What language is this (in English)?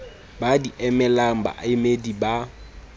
Southern Sotho